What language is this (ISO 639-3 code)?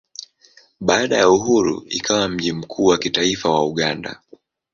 swa